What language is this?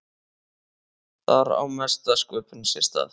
Icelandic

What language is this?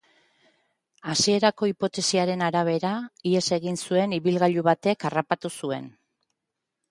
Basque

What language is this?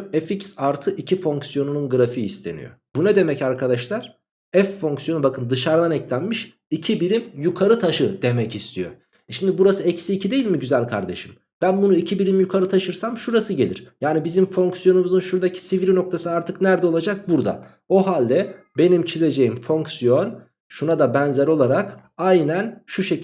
Turkish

